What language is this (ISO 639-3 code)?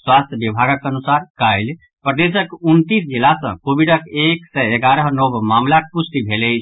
mai